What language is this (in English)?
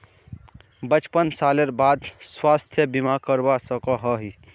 Magahi